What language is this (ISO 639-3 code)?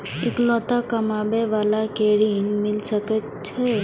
mai